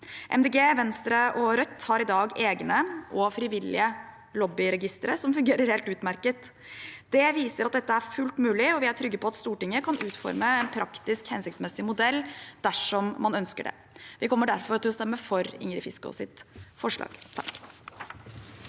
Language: Norwegian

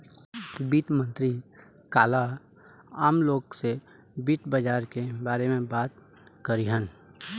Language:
Bhojpuri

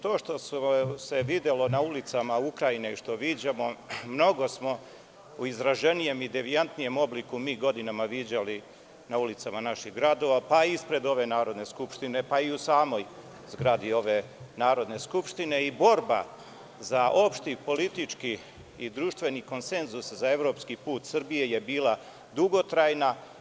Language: Serbian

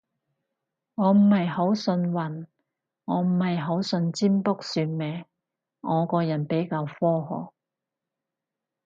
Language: Cantonese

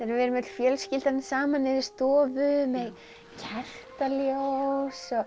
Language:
Icelandic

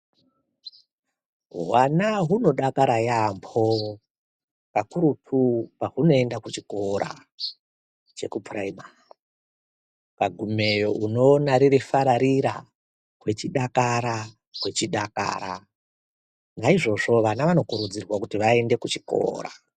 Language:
Ndau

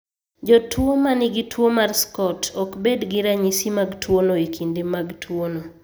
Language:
Luo (Kenya and Tanzania)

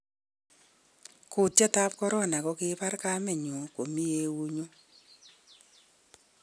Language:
Kalenjin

